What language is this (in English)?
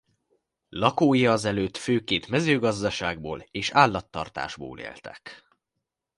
Hungarian